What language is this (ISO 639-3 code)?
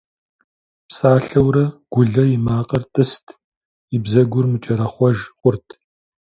kbd